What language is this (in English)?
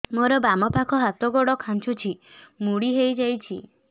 Odia